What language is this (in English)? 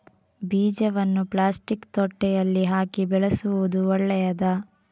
Kannada